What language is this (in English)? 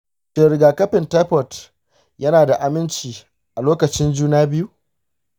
Hausa